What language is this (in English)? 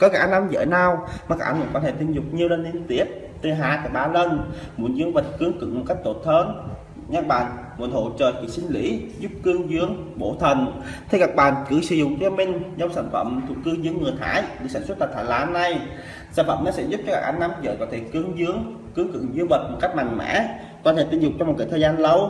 Vietnamese